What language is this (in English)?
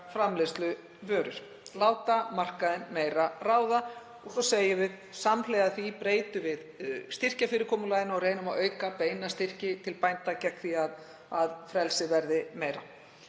Icelandic